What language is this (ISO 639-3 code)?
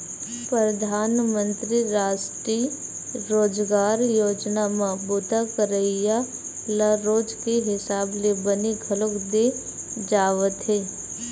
hne